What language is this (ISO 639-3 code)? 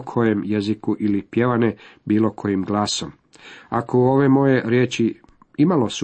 hrv